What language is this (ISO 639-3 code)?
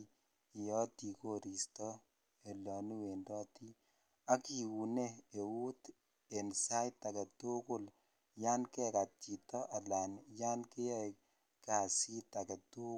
kln